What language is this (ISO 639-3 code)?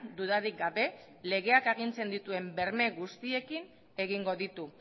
eus